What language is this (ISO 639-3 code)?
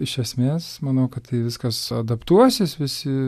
lit